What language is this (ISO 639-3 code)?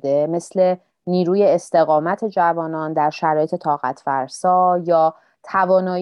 fas